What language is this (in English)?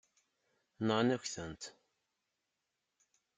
Kabyle